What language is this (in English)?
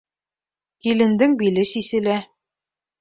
Bashkir